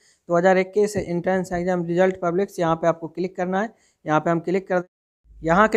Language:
Hindi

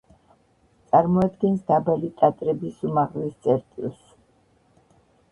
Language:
Georgian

